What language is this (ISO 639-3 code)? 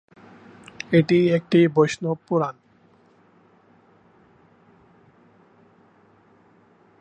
ben